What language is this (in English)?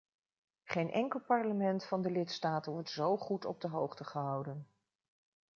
Dutch